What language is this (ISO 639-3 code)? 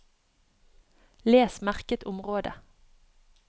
nor